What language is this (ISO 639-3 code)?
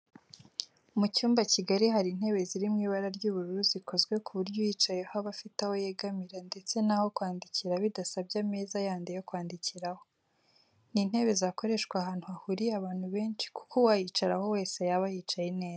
kin